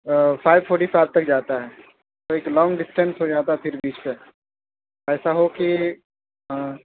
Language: Urdu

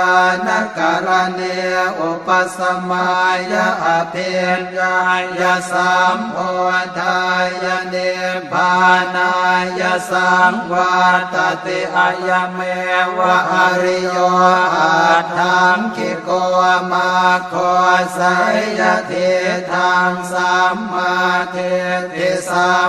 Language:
Thai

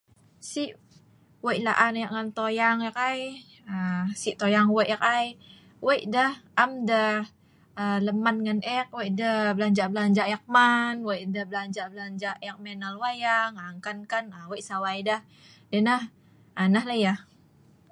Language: Sa'ban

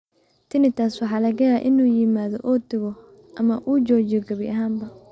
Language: Somali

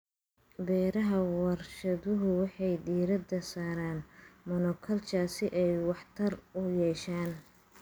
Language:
Somali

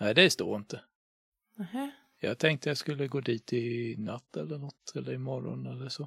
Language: Swedish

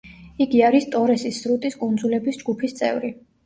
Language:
Georgian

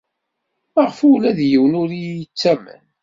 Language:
Kabyle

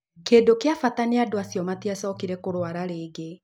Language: Kikuyu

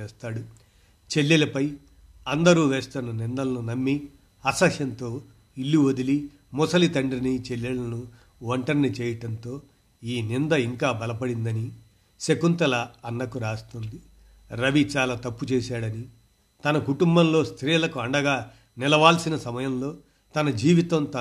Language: Telugu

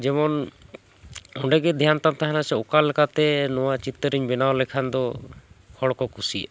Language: Santali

